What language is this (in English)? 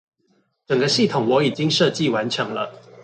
Chinese